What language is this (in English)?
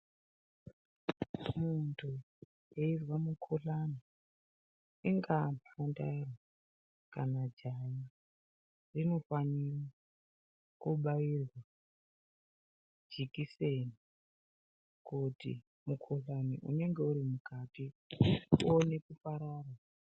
Ndau